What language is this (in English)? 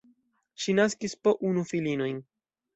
Esperanto